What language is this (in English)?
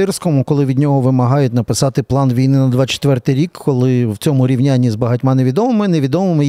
Ukrainian